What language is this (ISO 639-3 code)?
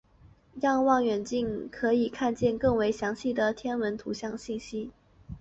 zho